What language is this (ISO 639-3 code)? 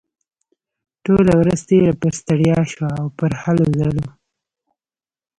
pus